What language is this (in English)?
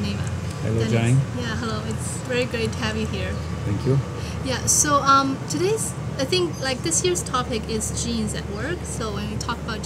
English